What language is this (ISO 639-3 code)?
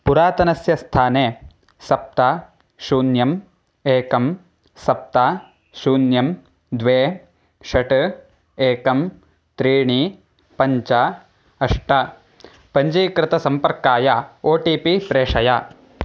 san